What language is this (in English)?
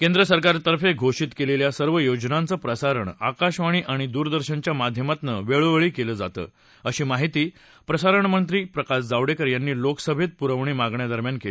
Marathi